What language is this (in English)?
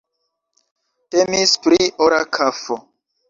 Esperanto